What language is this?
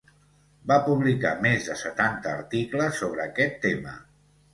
Catalan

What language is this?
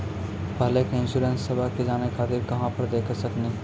Maithili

